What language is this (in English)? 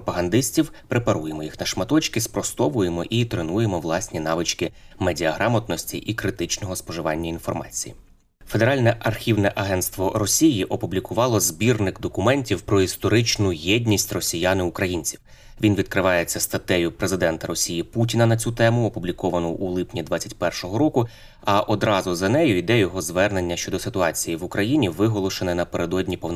Ukrainian